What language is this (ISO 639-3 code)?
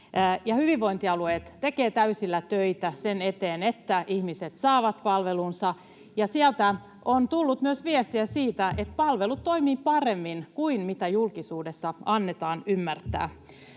fin